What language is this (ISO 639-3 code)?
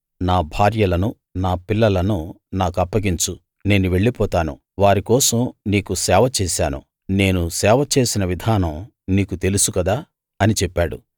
tel